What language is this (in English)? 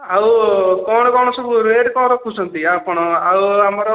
Odia